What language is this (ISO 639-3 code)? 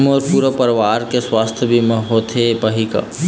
hne